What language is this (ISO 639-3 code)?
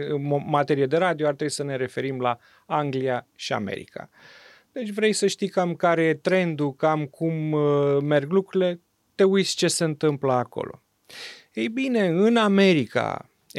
ron